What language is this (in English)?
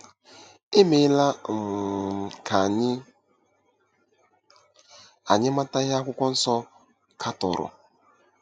Igbo